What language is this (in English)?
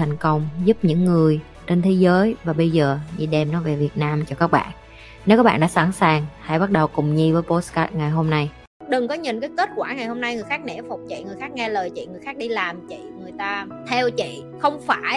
Vietnamese